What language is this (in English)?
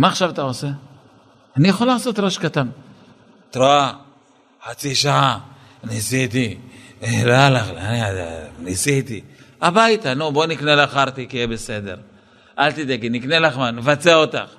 Hebrew